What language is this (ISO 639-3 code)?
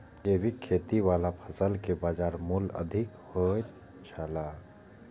mai